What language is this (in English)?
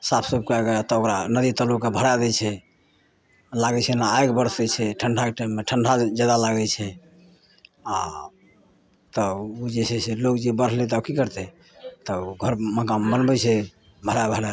Maithili